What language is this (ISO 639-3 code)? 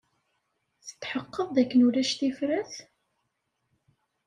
kab